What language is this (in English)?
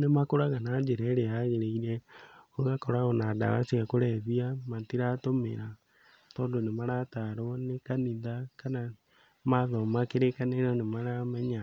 Kikuyu